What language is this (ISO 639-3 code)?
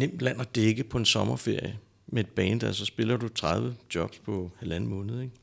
dan